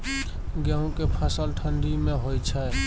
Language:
Maithili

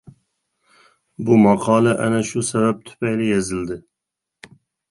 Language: Uyghur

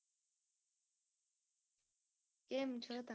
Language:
Gujarati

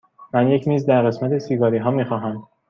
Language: Persian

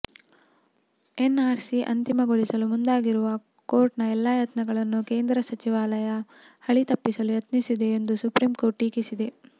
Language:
Kannada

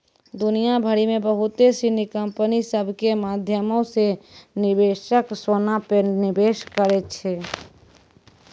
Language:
Maithili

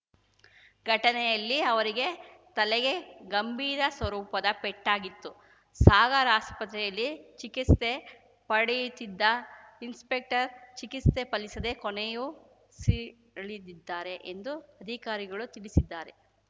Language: Kannada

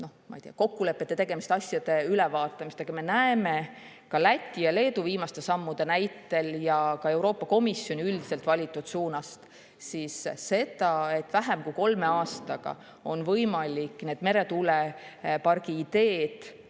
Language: Estonian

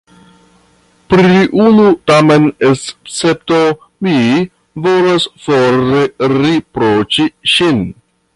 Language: Esperanto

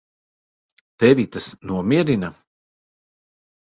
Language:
Latvian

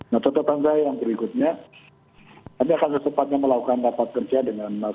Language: Indonesian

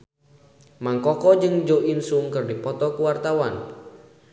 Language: Sundanese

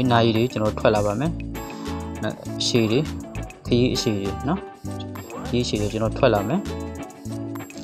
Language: Indonesian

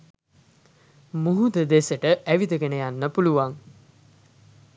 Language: Sinhala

